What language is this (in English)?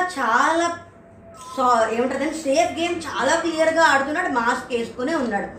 Telugu